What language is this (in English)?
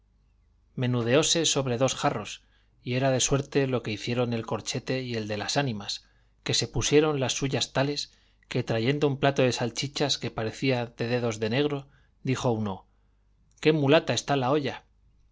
Spanish